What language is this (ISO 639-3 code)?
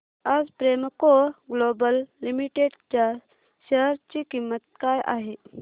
mar